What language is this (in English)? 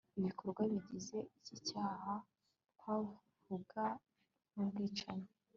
Kinyarwanda